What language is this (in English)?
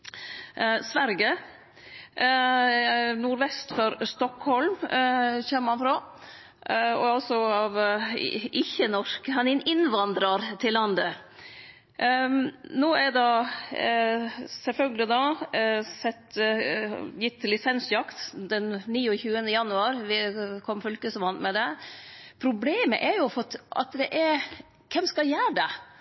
Norwegian Nynorsk